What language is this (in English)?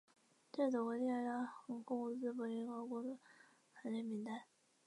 Chinese